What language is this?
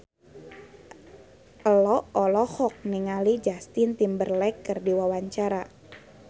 Sundanese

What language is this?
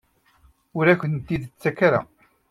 Kabyle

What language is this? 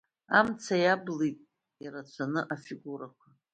Abkhazian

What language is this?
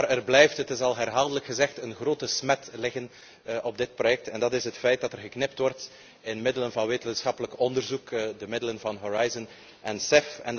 Dutch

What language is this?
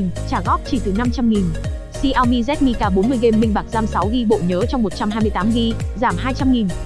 Vietnamese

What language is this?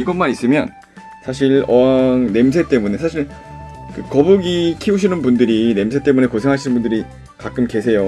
Korean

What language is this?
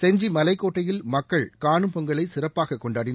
Tamil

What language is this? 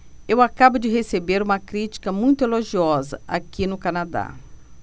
Portuguese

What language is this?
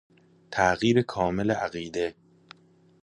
Persian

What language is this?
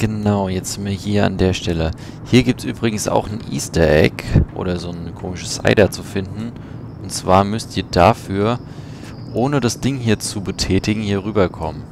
German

